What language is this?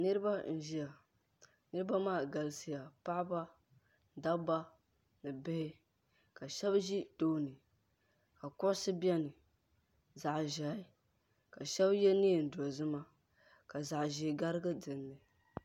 Dagbani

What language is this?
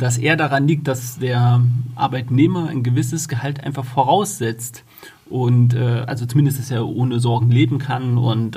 German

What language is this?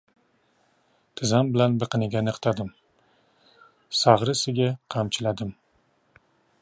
Uzbek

